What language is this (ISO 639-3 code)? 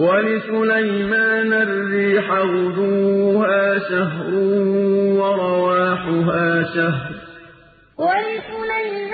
ara